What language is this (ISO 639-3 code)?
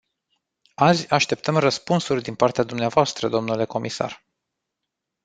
ron